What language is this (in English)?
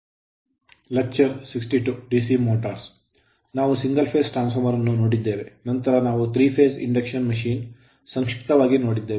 Kannada